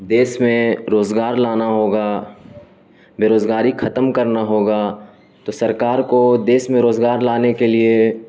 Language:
Urdu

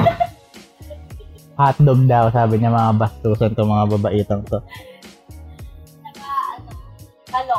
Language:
Filipino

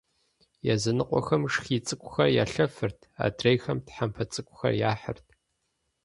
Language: Kabardian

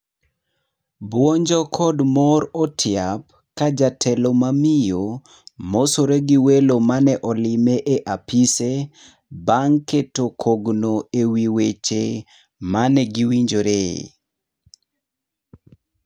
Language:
Luo (Kenya and Tanzania)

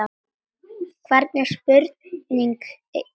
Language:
Icelandic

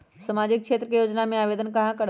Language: Magahi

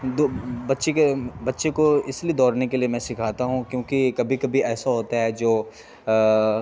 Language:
Urdu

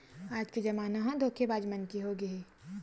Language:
Chhattisgarhi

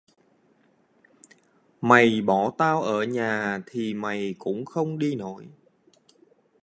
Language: Vietnamese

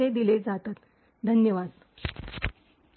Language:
Marathi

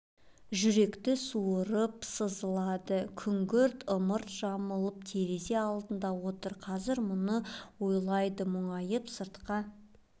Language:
Kazakh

